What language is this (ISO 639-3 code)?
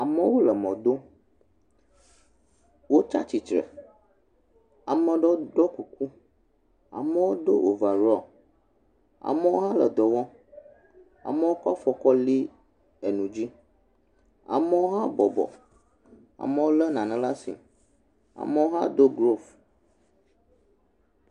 ewe